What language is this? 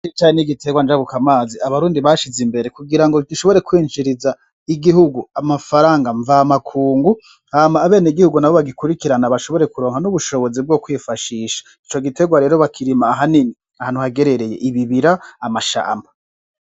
Rundi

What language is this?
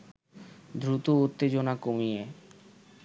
Bangla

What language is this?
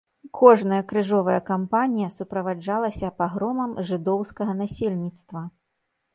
Belarusian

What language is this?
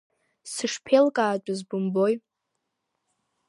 Abkhazian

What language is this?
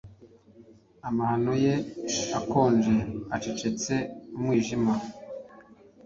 Kinyarwanda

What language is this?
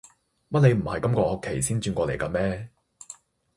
Cantonese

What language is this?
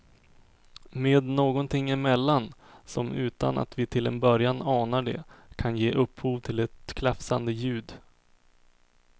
Swedish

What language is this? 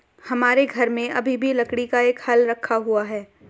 Hindi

